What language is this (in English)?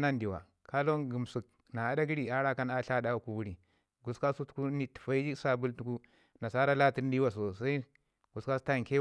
Ngizim